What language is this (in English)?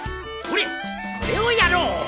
Japanese